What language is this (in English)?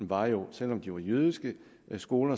Danish